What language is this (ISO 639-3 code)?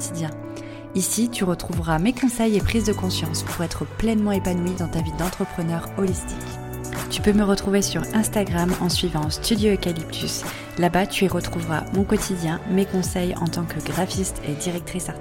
fra